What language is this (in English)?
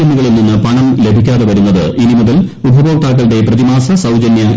Malayalam